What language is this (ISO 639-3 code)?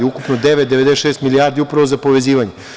srp